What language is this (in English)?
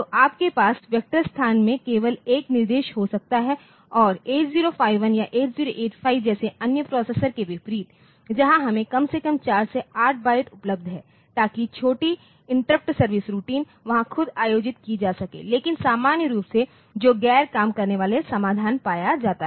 Hindi